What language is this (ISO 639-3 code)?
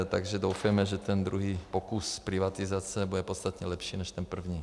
ces